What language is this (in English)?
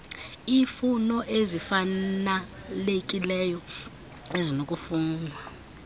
Xhosa